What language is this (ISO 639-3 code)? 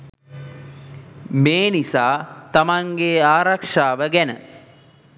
sin